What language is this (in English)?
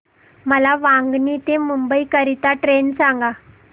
Marathi